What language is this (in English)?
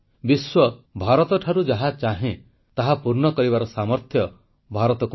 Odia